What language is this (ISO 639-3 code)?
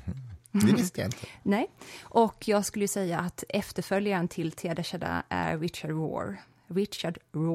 swe